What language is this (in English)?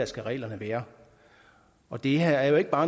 Danish